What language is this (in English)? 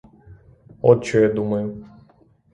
Ukrainian